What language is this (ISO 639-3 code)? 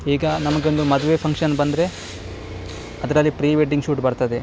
kan